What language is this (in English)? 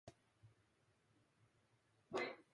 Japanese